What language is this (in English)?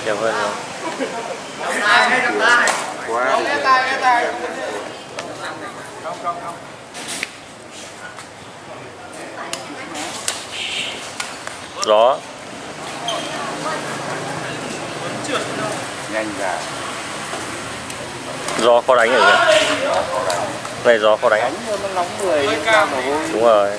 Vietnamese